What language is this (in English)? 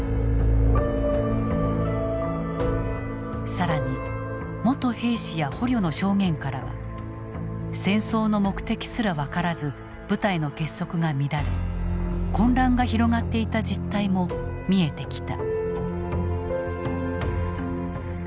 Japanese